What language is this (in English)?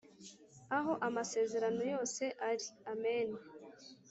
Kinyarwanda